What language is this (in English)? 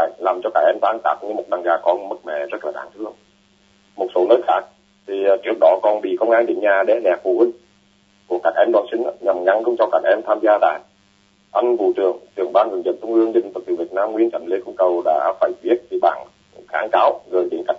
Vietnamese